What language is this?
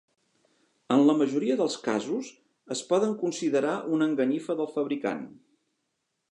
Catalan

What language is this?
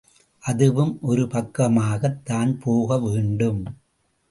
Tamil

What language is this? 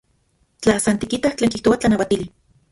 Central Puebla Nahuatl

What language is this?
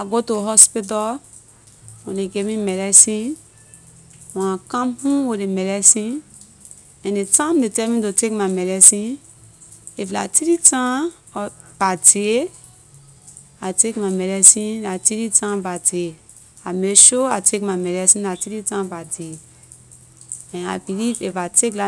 Liberian English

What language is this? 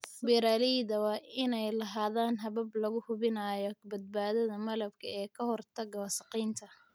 Somali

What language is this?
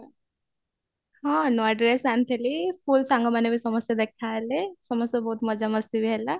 Odia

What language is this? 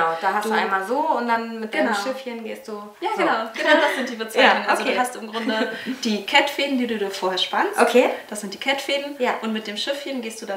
German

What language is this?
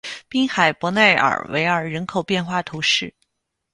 Chinese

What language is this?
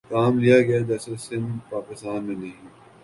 Urdu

